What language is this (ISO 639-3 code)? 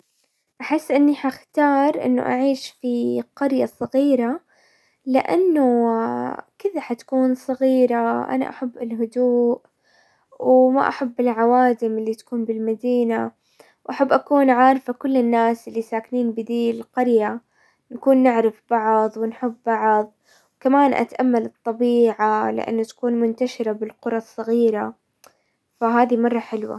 acw